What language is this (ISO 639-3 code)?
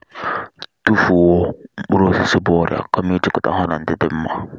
ibo